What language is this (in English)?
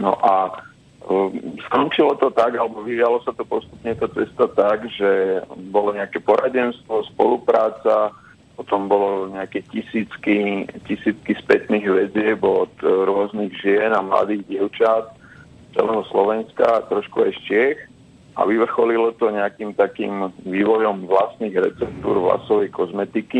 Slovak